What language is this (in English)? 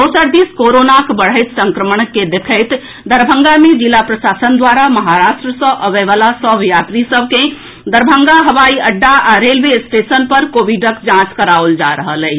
Maithili